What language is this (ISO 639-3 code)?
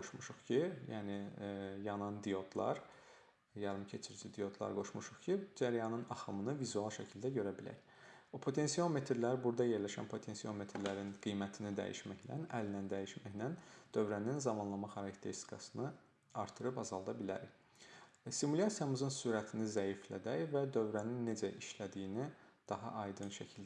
tur